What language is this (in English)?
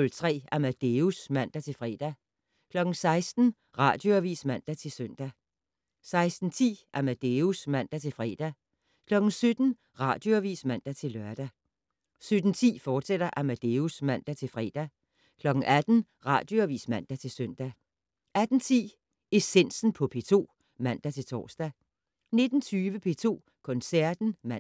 Danish